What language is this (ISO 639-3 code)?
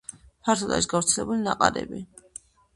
kat